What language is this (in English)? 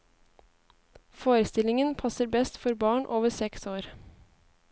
Norwegian